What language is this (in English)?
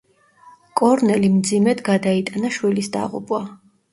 Georgian